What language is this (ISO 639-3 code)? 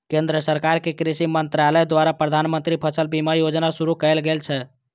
mai